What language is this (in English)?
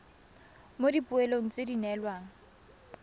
Tswana